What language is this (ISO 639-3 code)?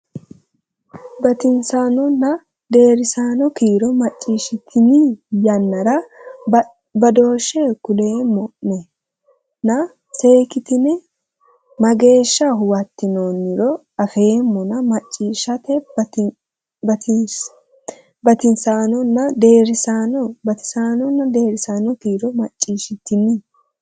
sid